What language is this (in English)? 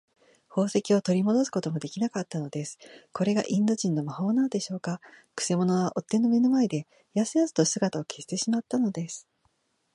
Japanese